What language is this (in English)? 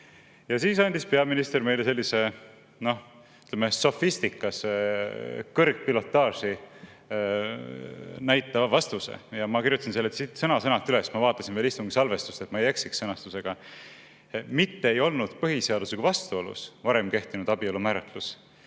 Estonian